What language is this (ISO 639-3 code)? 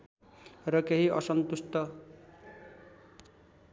nep